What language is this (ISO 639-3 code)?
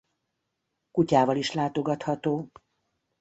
hun